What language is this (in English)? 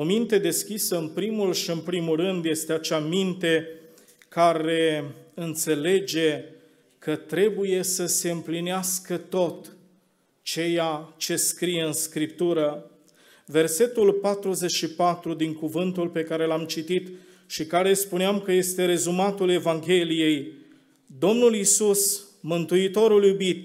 Romanian